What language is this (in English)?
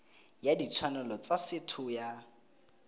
Tswana